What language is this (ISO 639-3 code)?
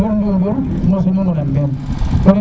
srr